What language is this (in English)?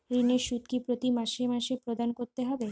Bangla